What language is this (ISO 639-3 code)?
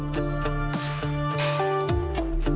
ind